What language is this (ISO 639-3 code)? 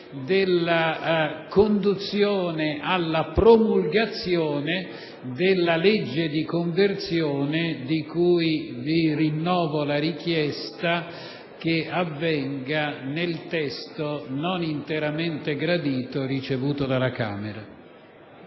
ita